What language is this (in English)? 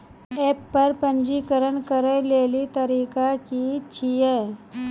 Maithili